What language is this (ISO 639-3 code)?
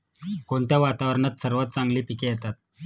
mar